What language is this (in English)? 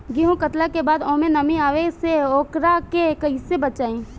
Bhojpuri